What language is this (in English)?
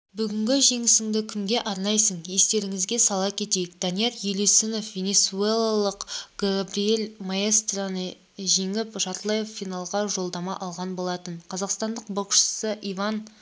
Kazakh